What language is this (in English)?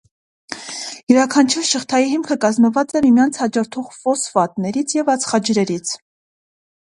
Armenian